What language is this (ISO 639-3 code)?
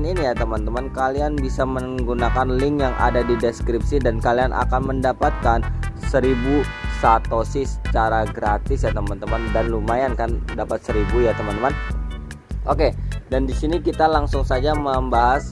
ind